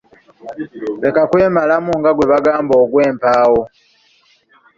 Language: Ganda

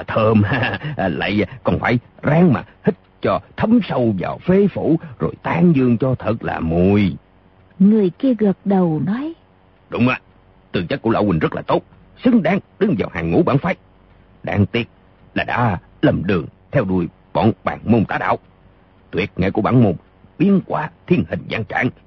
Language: Vietnamese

